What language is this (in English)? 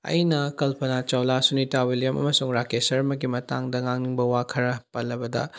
Manipuri